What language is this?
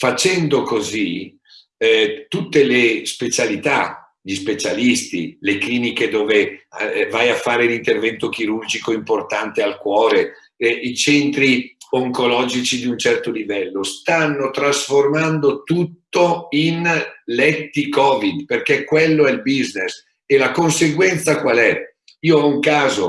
Italian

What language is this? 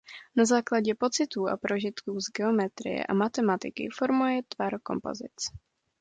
Czech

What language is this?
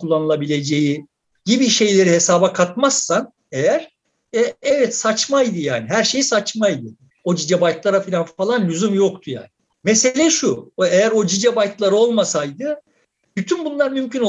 Turkish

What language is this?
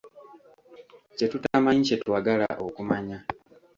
Ganda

